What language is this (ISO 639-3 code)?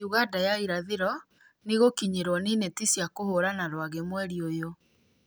kik